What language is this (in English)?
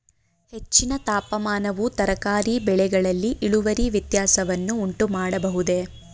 Kannada